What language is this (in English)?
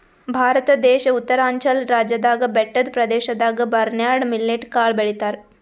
Kannada